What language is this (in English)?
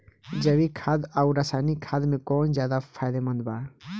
Bhojpuri